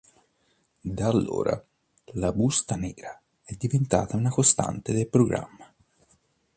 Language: Italian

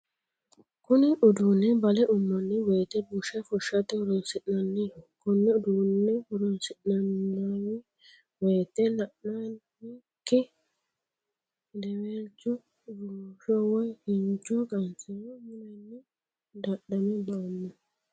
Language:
Sidamo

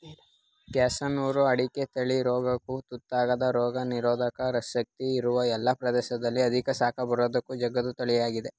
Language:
Kannada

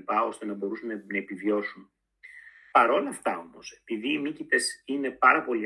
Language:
Greek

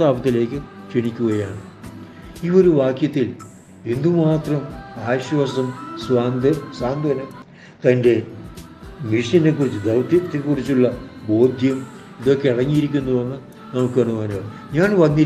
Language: Malayalam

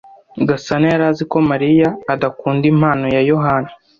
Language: Kinyarwanda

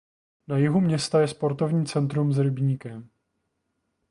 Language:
Czech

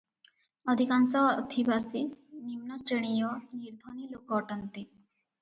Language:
Odia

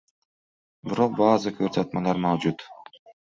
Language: Uzbek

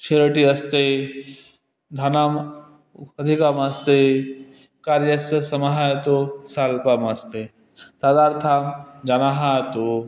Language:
Sanskrit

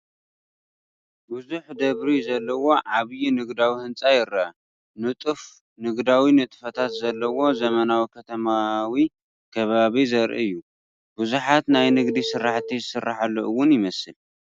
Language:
Tigrinya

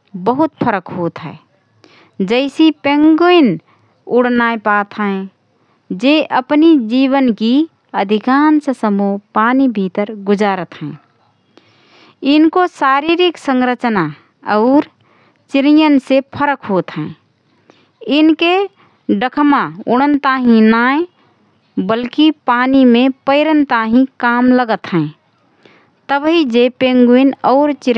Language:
Rana Tharu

